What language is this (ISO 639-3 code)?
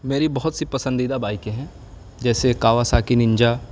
urd